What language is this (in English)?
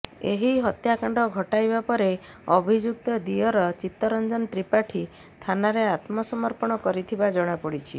Odia